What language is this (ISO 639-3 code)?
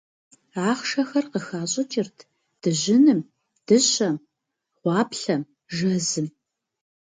kbd